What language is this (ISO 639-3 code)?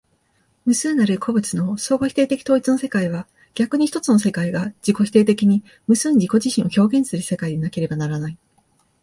jpn